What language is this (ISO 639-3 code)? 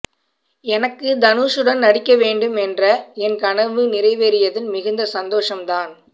tam